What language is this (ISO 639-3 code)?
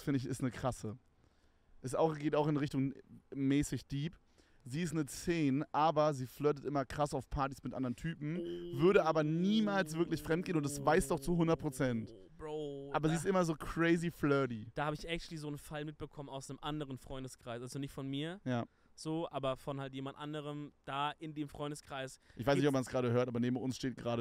deu